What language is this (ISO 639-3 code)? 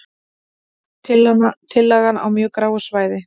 isl